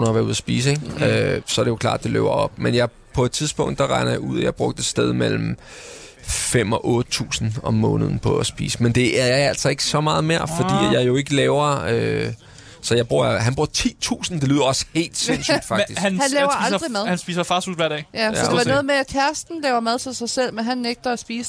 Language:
Danish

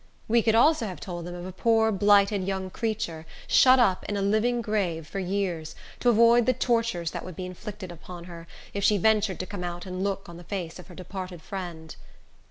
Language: English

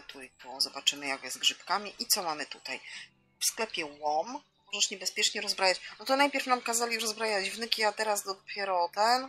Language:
Polish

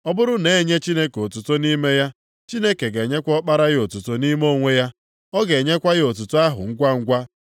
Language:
Igbo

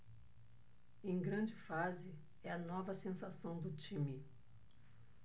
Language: Portuguese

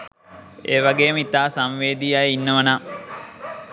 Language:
Sinhala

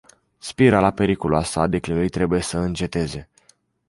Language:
Romanian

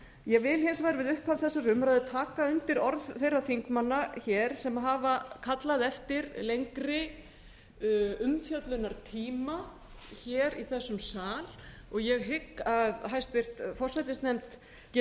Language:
Icelandic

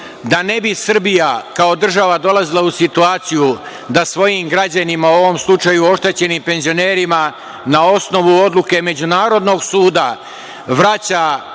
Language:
Serbian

